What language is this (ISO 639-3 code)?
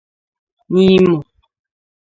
ibo